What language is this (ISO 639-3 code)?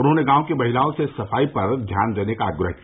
hin